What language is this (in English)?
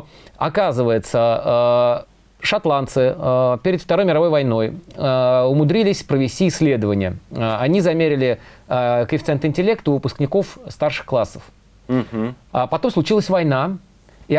Russian